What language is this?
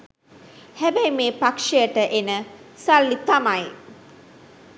Sinhala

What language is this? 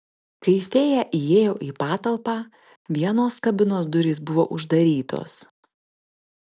Lithuanian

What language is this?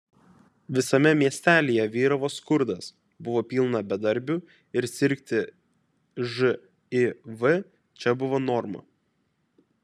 Lithuanian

